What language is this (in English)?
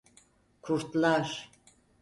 Turkish